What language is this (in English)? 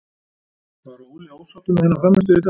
Icelandic